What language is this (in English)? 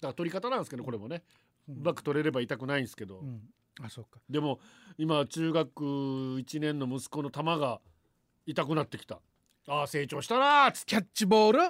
Japanese